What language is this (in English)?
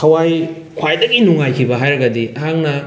Manipuri